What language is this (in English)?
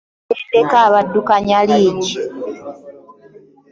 Ganda